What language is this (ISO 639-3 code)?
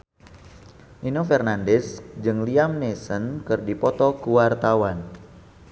sun